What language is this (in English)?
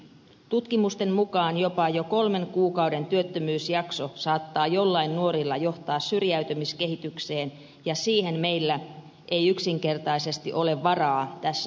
Finnish